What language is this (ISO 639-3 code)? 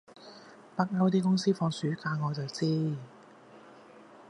yue